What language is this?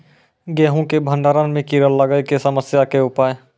Maithili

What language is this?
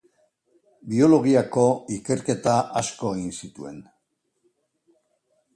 Basque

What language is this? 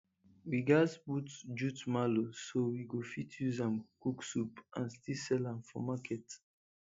Nigerian Pidgin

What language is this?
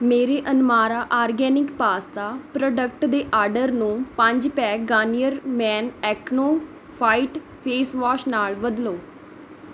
Punjabi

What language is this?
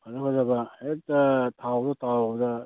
Manipuri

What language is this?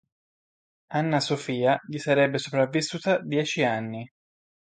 Italian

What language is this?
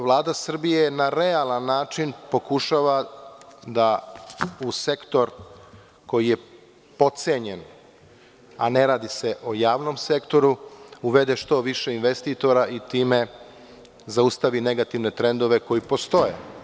Serbian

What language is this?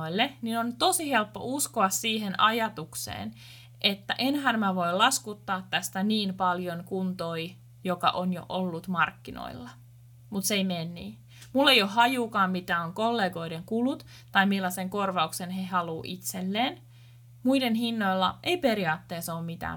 Finnish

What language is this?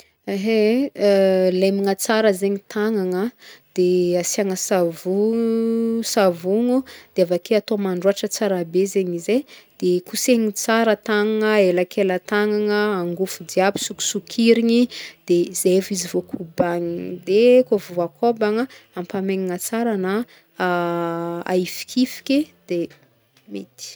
Northern Betsimisaraka Malagasy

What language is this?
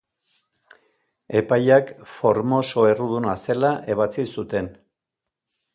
Basque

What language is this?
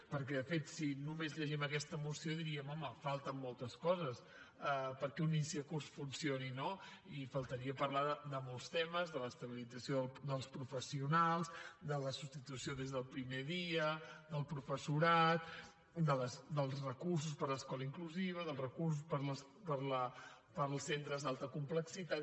Catalan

